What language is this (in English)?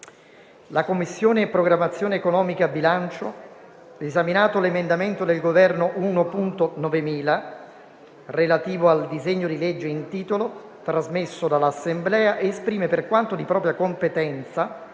Italian